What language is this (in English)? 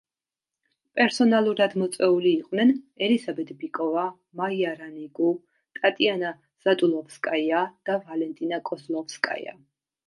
Georgian